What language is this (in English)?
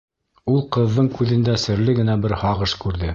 Bashkir